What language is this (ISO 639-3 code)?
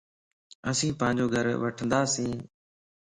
lss